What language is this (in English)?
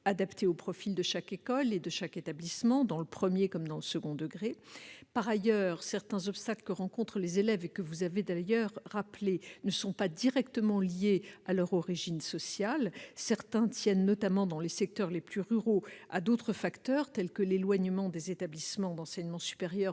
French